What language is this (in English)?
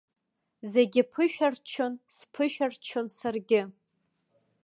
Abkhazian